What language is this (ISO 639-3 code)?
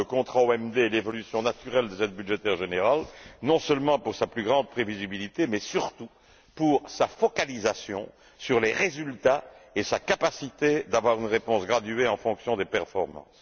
fra